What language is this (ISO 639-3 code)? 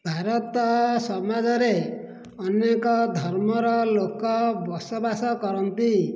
ori